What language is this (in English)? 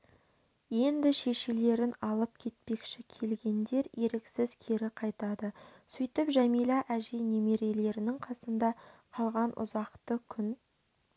Kazakh